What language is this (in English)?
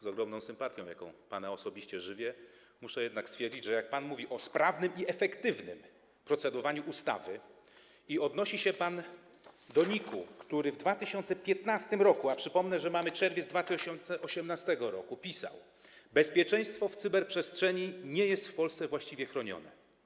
Polish